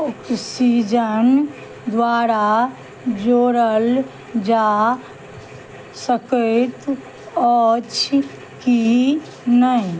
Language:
Maithili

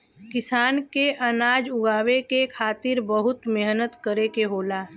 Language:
Bhojpuri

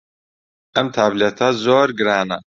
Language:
Central Kurdish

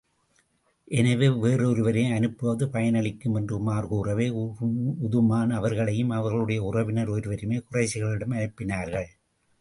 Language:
Tamil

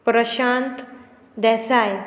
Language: Konkani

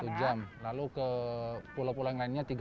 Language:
Indonesian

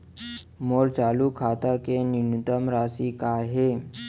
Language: Chhattisgarhi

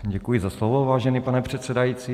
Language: Czech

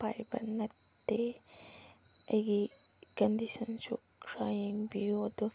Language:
Manipuri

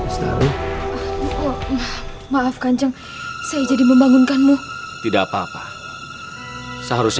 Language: Indonesian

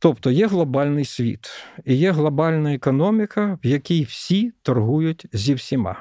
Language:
Ukrainian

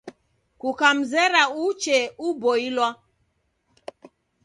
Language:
Taita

